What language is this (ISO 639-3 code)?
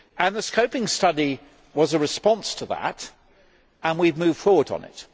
eng